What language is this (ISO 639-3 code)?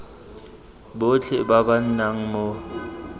tsn